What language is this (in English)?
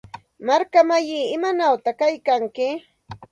Santa Ana de Tusi Pasco Quechua